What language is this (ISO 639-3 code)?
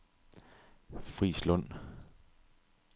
dan